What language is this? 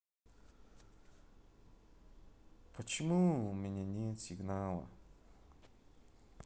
Russian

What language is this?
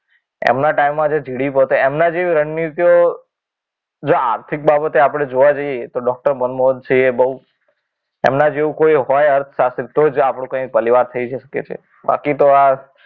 Gujarati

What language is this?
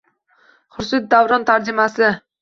Uzbek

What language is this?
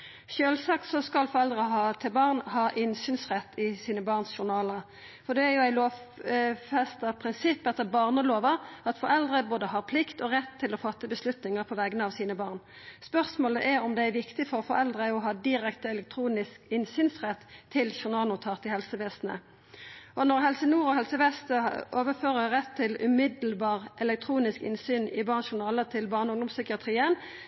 Norwegian Nynorsk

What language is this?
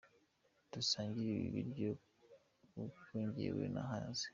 Kinyarwanda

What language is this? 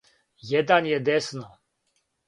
Serbian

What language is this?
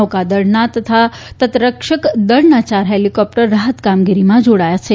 Gujarati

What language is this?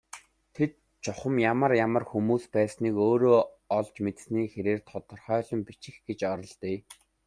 Mongolian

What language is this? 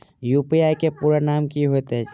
Maithili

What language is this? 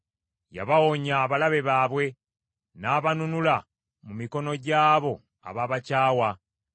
Ganda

